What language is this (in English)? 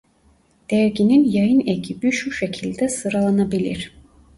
Turkish